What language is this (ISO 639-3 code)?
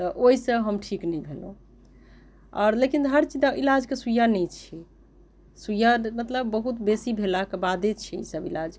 mai